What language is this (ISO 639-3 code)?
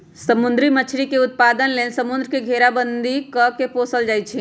mag